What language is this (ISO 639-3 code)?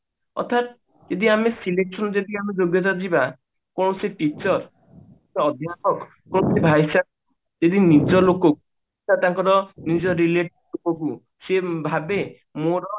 ori